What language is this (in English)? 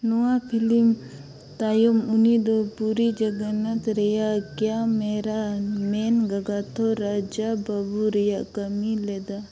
Santali